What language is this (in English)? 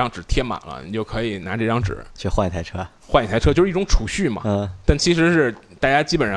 Chinese